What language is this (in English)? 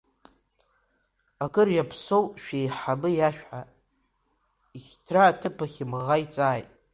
Abkhazian